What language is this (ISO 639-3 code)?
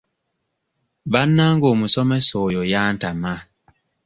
lug